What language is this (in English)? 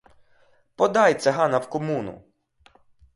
Ukrainian